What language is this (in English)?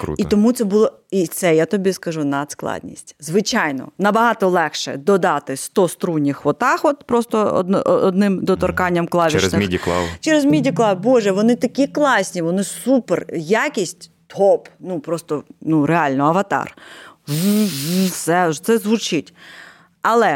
Ukrainian